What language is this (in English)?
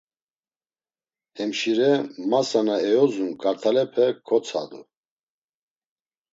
Laz